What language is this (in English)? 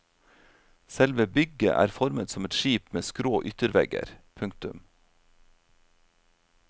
Norwegian